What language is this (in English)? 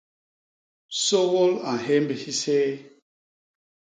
Basaa